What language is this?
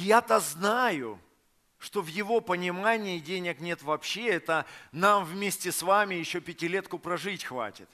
Russian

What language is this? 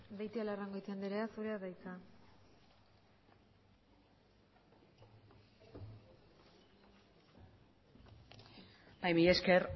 Basque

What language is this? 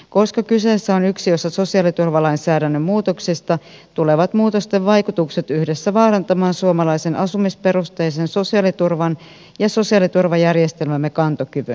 Finnish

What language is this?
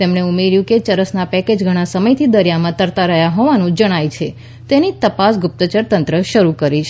Gujarati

